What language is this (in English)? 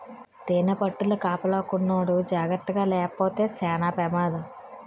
Telugu